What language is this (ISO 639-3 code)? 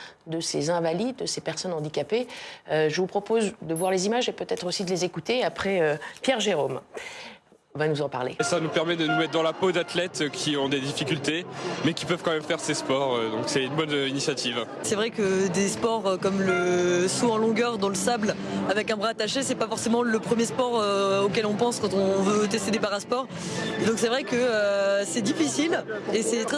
fra